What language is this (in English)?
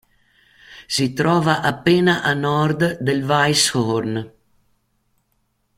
Italian